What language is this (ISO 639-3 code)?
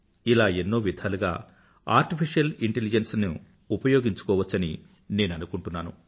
tel